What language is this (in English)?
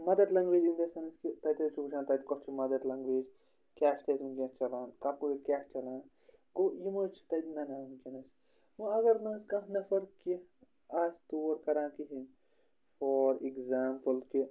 Kashmiri